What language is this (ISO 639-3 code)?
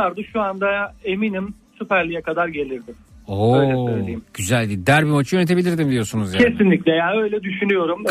tur